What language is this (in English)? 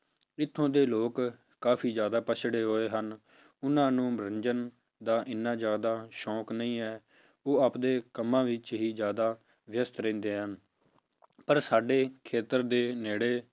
Punjabi